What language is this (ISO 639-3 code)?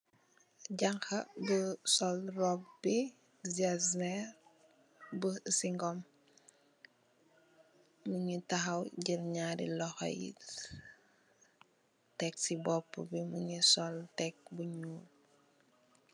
wol